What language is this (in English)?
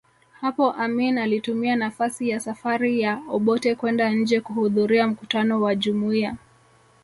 Swahili